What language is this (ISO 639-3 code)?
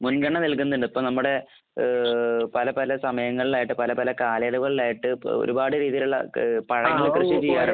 mal